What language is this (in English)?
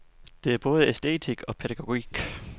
Danish